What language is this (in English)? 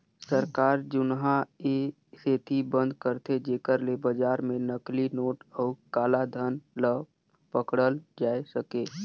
Chhattisgarhi